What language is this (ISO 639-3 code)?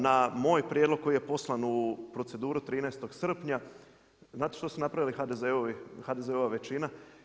hrv